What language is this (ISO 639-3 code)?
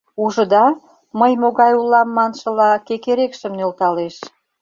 chm